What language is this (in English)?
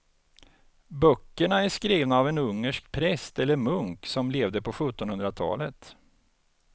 Swedish